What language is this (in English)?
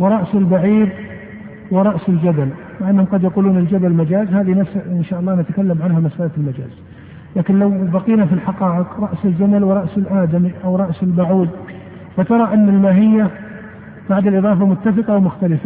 Arabic